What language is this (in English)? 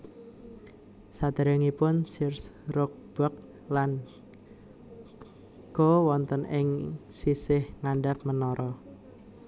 Javanese